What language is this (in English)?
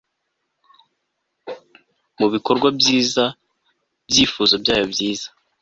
Kinyarwanda